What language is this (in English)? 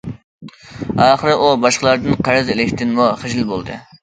Uyghur